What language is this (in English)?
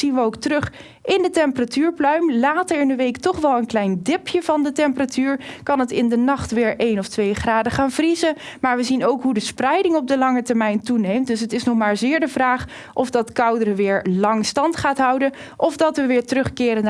Dutch